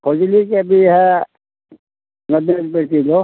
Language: Maithili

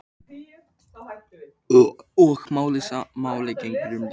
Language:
Icelandic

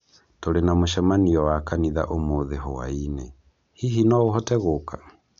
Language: Kikuyu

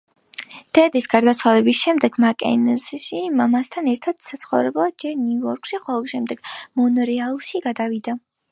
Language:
Georgian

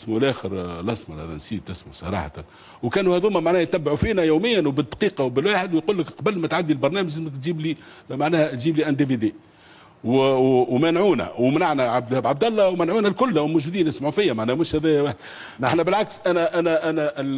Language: Arabic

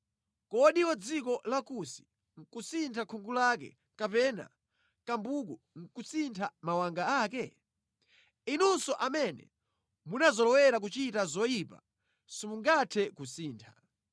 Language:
Nyanja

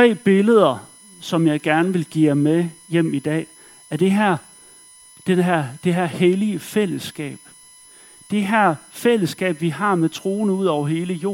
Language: Danish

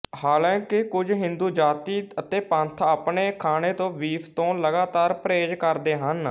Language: Punjabi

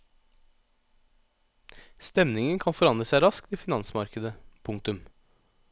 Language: Norwegian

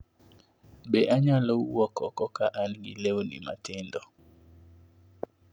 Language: Luo (Kenya and Tanzania)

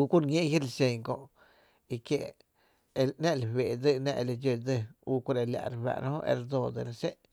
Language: Tepinapa Chinantec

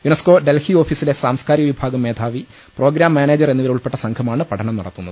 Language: Malayalam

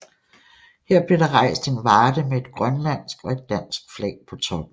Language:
Danish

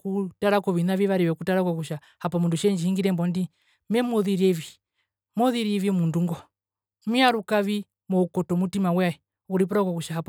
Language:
Herero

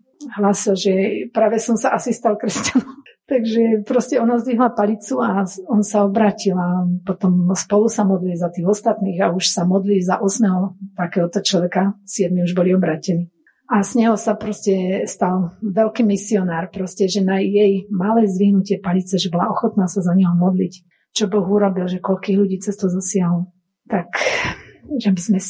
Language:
Slovak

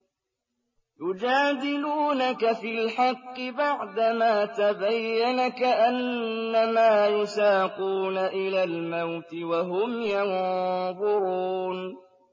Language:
Arabic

